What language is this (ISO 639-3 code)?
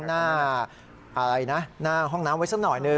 tha